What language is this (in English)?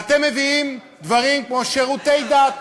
Hebrew